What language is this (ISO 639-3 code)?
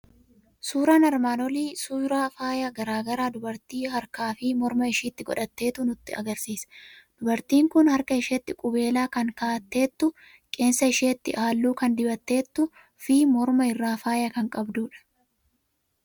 orm